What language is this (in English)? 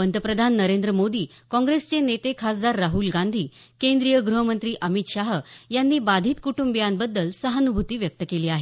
Marathi